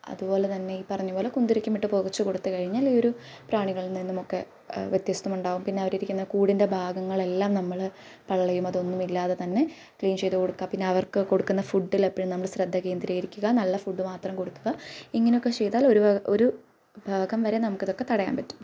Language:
Malayalam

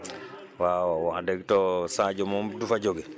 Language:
Wolof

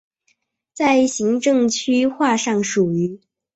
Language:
Chinese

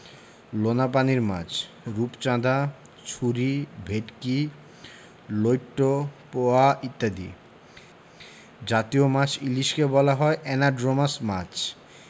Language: Bangla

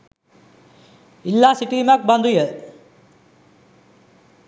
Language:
Sinhala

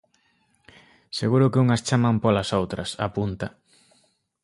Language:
Galician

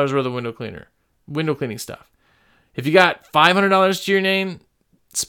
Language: English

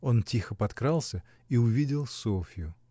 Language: Russian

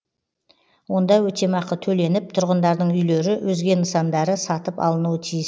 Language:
Kazakh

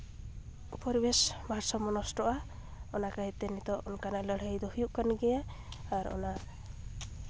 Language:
Santali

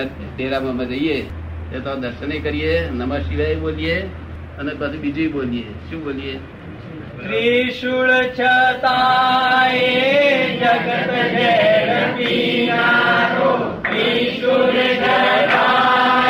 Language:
Gujarati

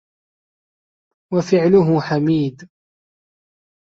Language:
Arabic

